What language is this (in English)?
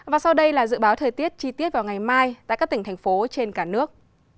Vietnamese